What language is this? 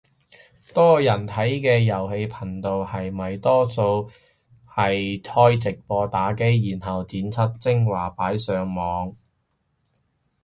Cantonese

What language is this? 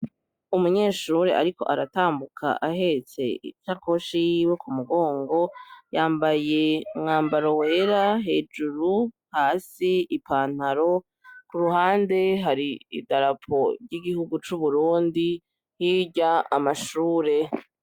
Rundi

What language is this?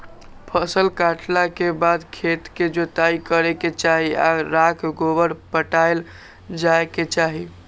Magahi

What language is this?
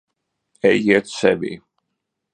Latvian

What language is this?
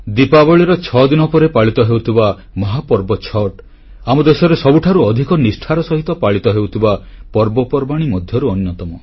Odia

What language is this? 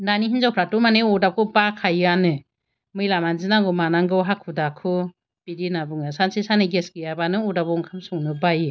Bodo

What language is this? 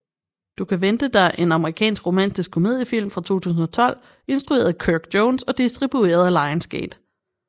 Danish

